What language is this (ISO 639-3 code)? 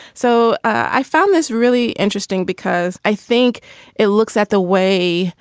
eng